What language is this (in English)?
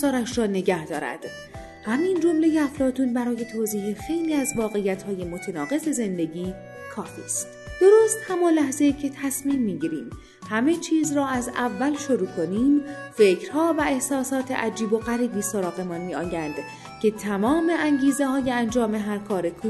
Persian